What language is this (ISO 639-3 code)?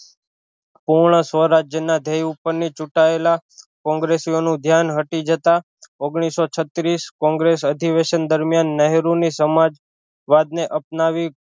guj